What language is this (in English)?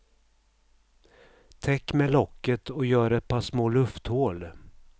Swedish